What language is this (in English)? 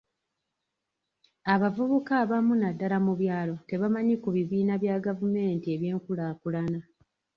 Ganda